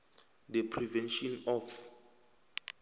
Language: South Ndebele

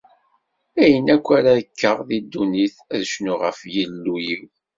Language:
Kabyle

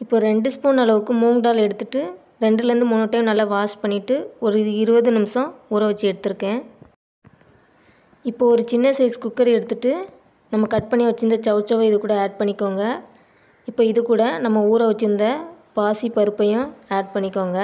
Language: Tamil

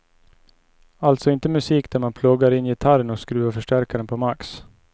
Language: Swedish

